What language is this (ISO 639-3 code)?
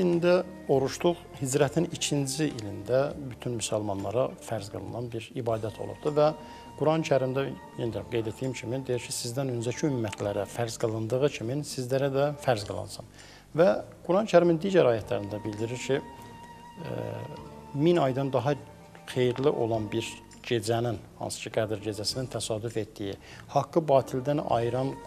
tur